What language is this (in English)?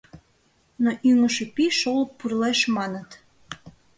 Mari